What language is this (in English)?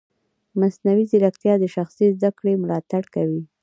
Pashto